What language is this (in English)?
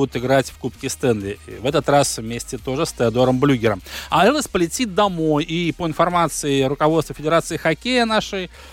Russian